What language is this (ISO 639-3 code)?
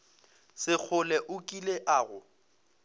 nso